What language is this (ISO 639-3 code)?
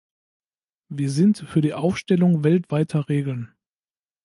deu